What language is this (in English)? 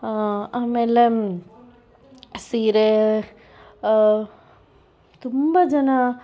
Kannada